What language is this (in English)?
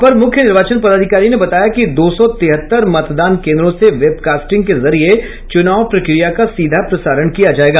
Hindi